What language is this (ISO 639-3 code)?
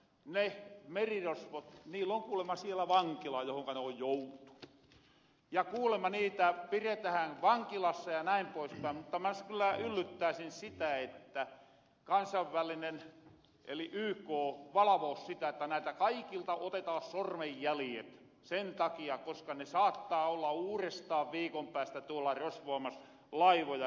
fin